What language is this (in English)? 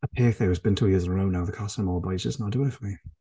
Welsh